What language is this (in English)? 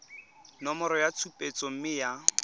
Tswana